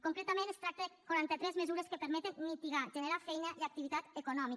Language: Catalan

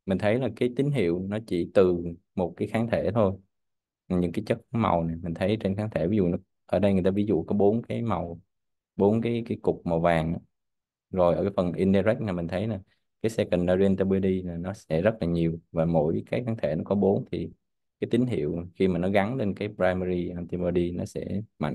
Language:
Vietnamese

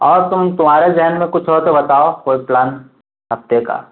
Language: Urdu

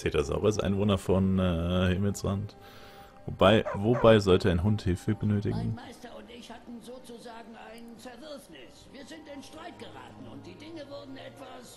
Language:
German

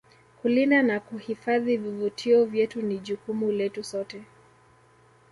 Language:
Swahili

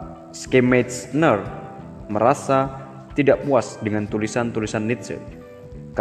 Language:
Indonesian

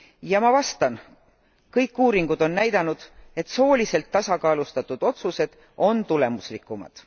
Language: Estonian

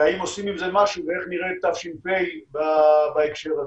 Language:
Hebrew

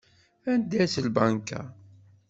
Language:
Kabyle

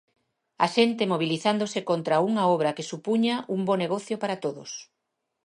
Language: Galician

